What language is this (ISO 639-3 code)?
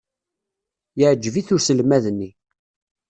kab